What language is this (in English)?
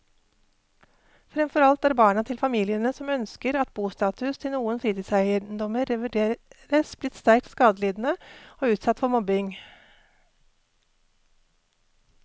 Norwegian